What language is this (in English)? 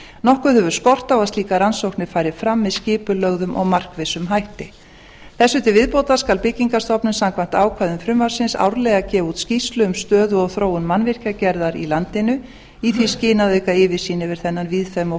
Icelandic